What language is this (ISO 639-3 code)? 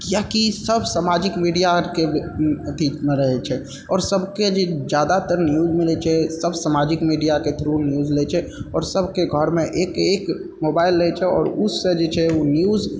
mai